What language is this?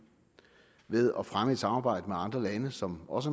Danish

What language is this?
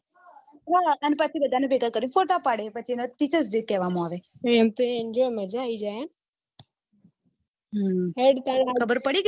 Gujarati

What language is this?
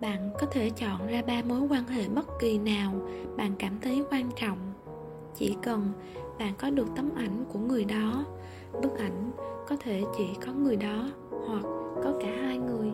Vietnamese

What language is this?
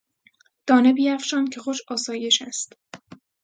Persian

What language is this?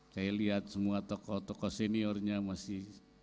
Indonesian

